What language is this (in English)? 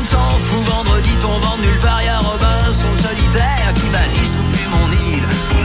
French